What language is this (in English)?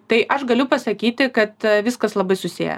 Lithuanian